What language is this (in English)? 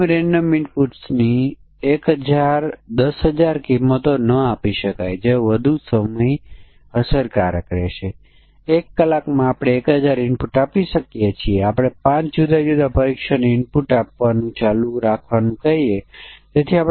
Gujarati